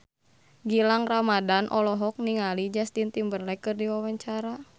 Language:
Sundanese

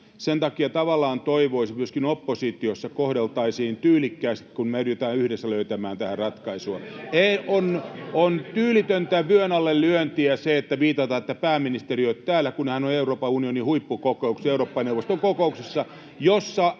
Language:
Finnish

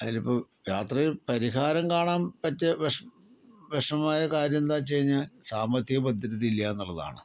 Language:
Malayalam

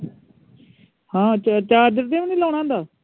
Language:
Punjabi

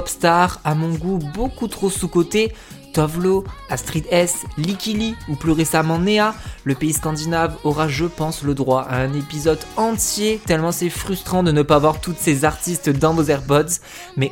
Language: French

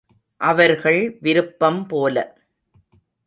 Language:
Tamil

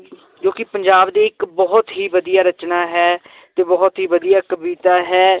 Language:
Punjabi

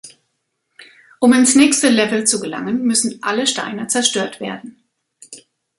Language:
German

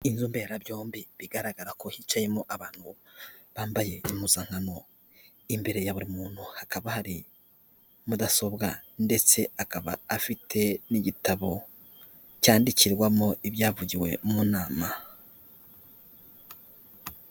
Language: Kinyarwanda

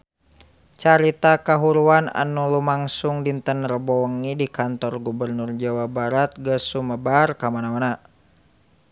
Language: Sundanese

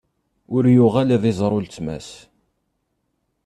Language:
Kabyle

